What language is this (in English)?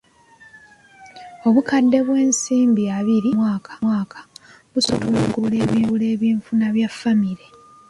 Ganda